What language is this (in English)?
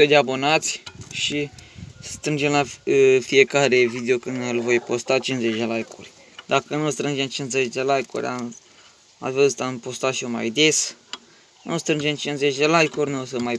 Romanian